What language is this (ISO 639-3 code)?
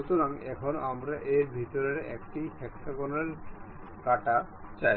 ben